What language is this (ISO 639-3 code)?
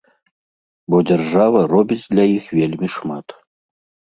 bel